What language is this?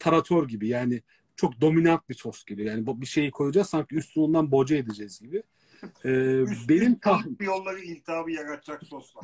Turkish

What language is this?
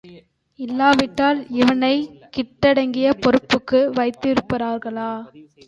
Tamil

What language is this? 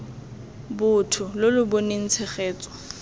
Tswana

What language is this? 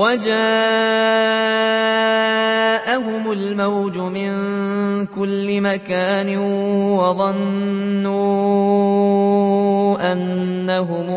Arabic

